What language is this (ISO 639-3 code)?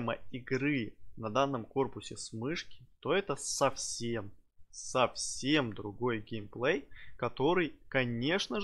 rus